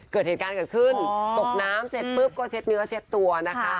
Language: Thai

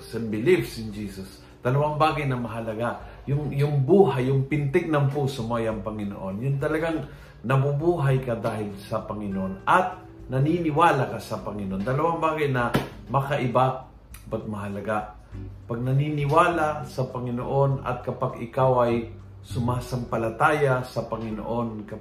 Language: Filipino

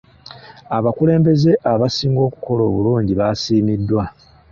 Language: Ganda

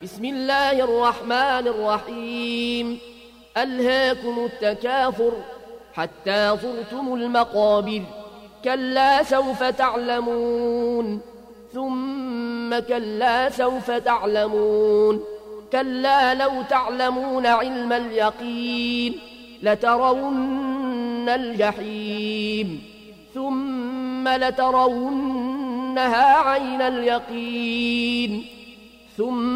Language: Arabic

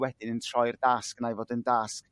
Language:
Welsh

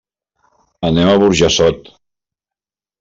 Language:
Catalan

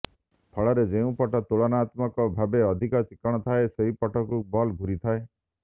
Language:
Odia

